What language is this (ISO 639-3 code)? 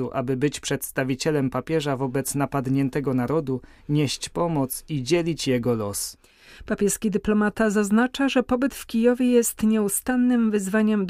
pol